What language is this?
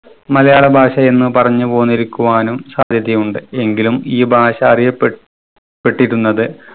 Malayalam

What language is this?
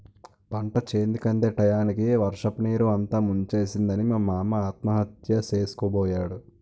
Telugu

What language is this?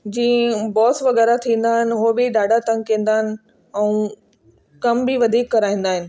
Sindhi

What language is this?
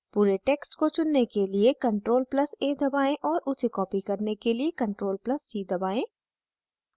Hindi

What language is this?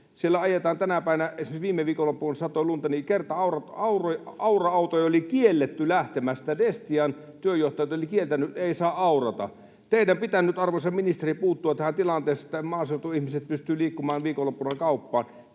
Finnish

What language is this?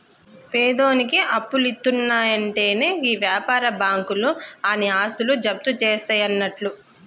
Telugu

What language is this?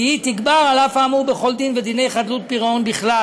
Hebrew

